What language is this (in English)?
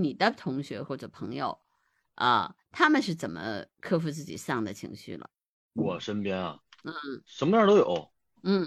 Chinese